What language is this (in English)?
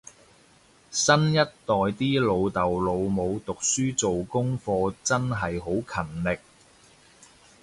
Cantonese